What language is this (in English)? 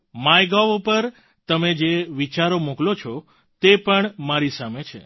Gujarati